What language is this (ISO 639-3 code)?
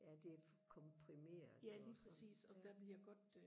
dan